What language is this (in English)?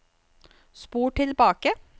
Norwegian